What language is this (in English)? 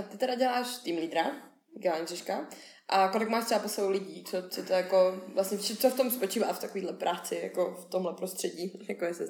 Czech